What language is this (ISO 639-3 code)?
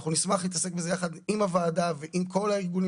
heb